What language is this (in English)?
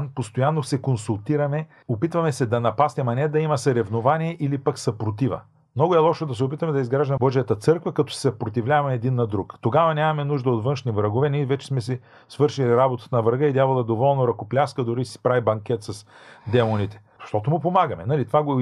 Bulgarian